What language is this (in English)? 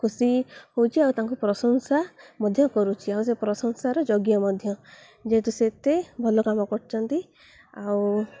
Odia